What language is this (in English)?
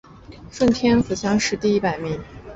Chinese